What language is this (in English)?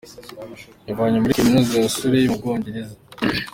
Kinyarwanda